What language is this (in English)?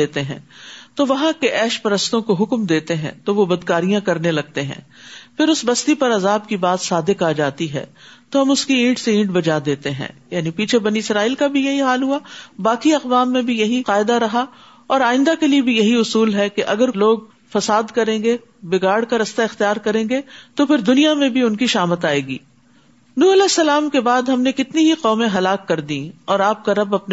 Urdu